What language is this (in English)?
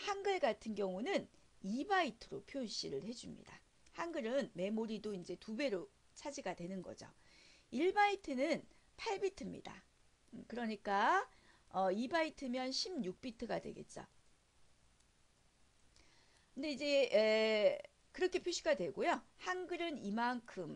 Korean